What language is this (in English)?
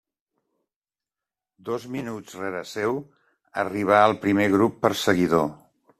Catalan